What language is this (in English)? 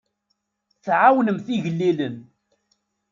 Kabyle